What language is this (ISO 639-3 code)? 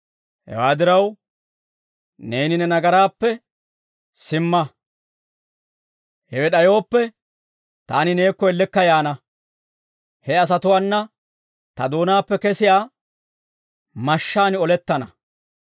dwr